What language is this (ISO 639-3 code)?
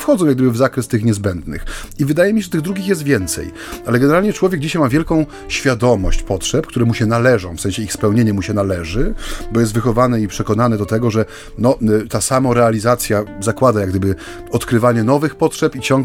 pol